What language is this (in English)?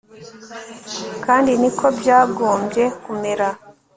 Kinyarwanda